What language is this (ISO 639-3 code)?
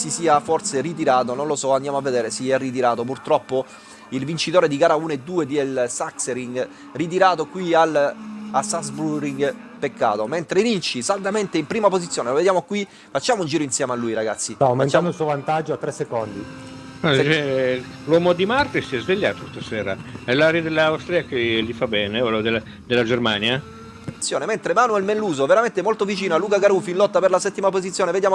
ita